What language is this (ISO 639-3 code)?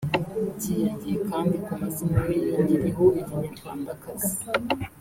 kin